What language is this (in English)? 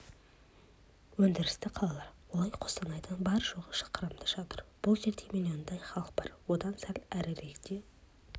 Kazakh